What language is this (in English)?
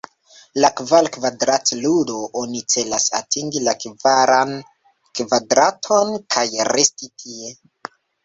Esperanto